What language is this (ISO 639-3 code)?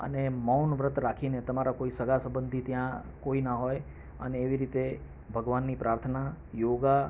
guj